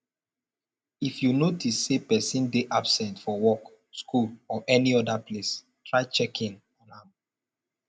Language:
Nigerian Pidgin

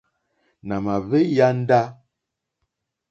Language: Mokpwe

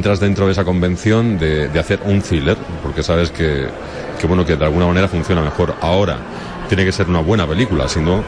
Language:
Spanish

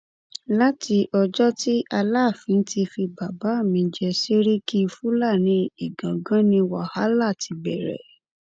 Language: Yoruba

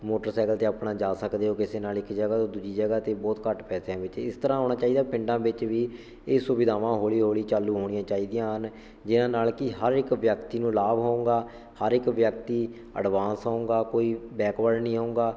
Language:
Punjabi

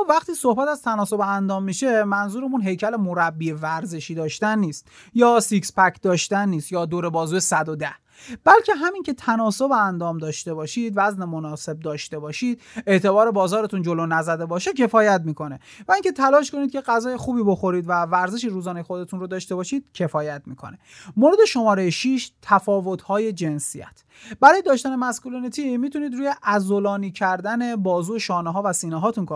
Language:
Persian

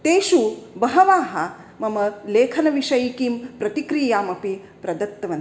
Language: Sanskrit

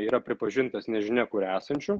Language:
Lithuanian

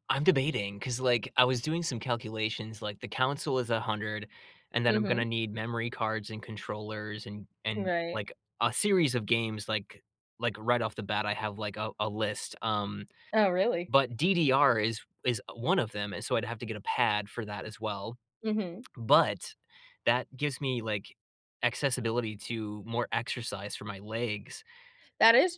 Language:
English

